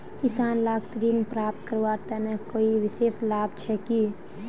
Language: Magahi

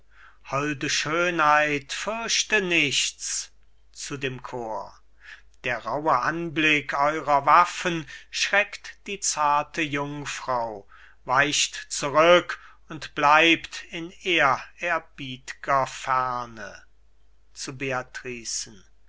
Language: German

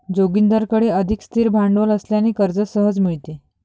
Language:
Marathi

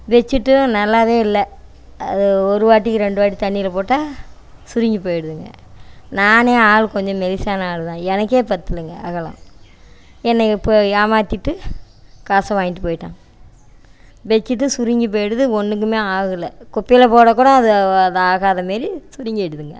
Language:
Tamil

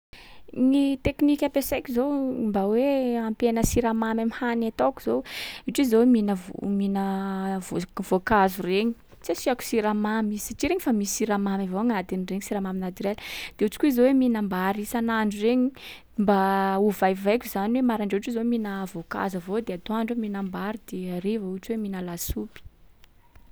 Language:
Sakalava Malagasy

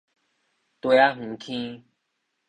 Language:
Min Nan Chinese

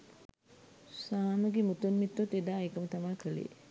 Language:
Sinhala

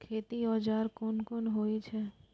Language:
Maithili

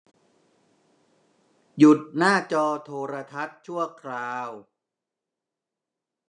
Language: Thai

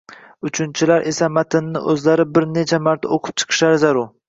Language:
Uzbek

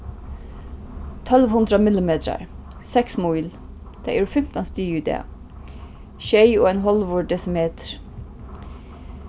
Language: Faroese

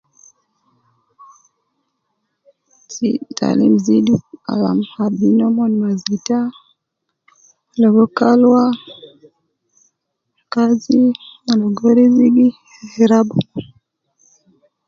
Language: Nubi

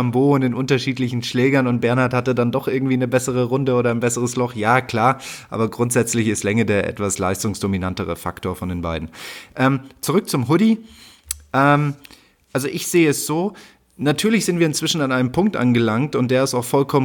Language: German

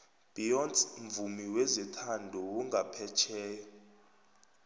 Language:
South Ndebele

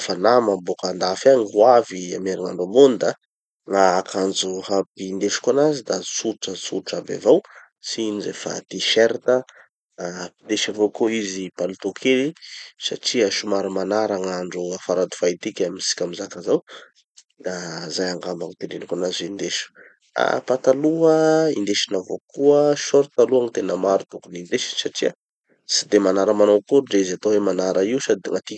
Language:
Tanosy Malagasy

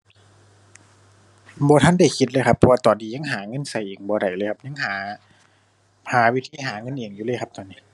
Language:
Thai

